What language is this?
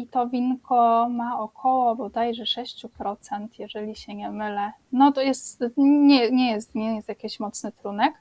Polish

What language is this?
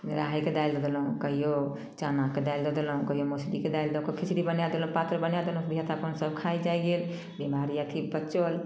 Maithili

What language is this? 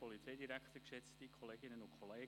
Swiss German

